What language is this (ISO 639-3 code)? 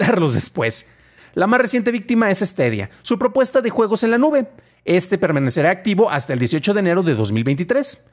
spa